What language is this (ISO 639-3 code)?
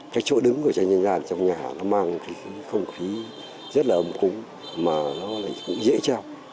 vie